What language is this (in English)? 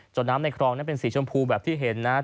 Thai